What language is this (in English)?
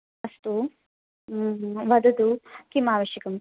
Sanskrit